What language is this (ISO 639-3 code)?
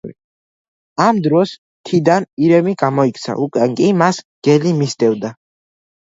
kat